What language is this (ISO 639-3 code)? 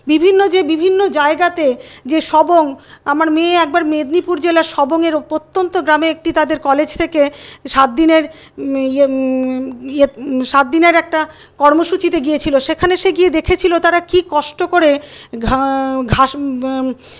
ben